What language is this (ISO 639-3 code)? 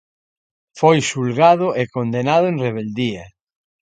glg